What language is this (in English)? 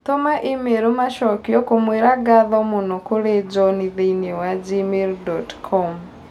Kikuyu